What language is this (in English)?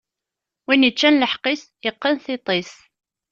Kabyle